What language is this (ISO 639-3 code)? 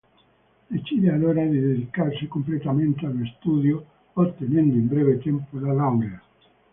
ita